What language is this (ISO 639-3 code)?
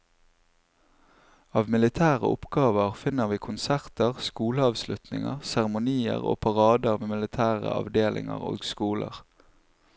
nor